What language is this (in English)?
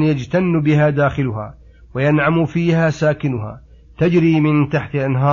Arabic